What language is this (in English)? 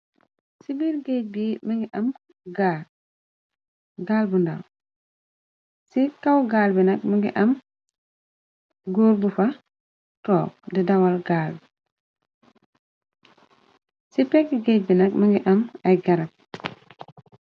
Wolof